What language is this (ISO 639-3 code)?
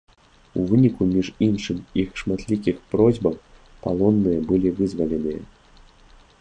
bel